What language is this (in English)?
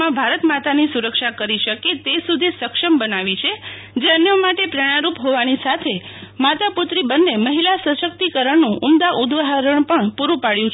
Gujarati